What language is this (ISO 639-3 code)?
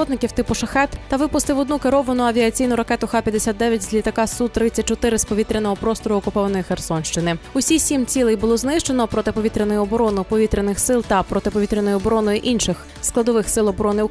ukr